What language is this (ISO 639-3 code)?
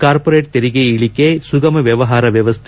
kan